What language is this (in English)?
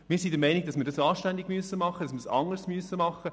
Swiss German